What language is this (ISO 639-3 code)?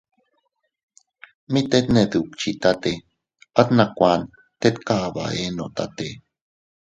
cut